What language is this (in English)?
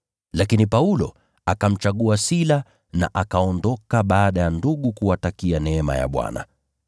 Swahili